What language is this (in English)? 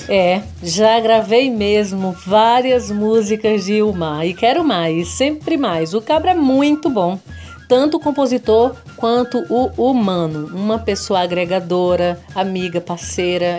Portuguese